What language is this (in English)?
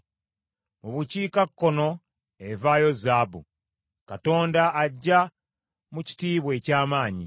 Ganda